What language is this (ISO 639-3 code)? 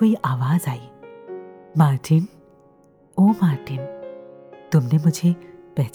hin